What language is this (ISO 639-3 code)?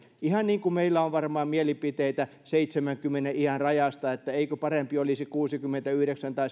fin